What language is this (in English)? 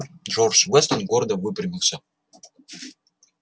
Russian